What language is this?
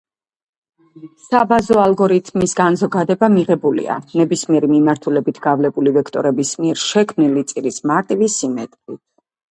Georgian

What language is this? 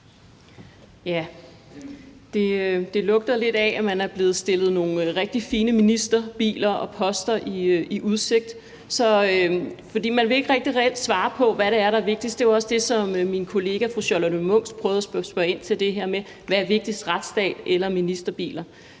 Danish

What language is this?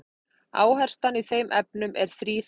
Icelandic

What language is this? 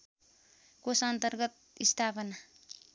Nepali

